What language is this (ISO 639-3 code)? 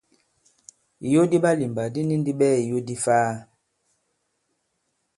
abb